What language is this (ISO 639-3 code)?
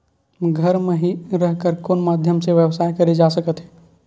hne